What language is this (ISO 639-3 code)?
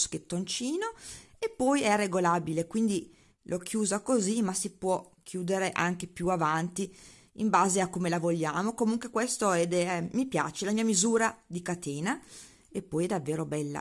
ita